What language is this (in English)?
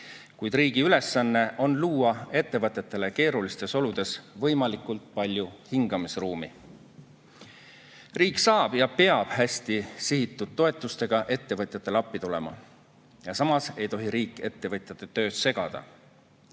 Estonian